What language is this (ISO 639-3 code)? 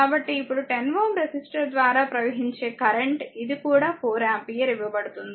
tel